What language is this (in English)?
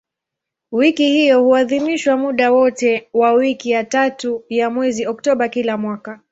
Swahili